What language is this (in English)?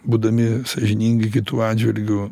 Lithuanian